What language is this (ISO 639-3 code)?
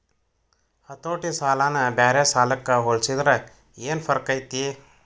kan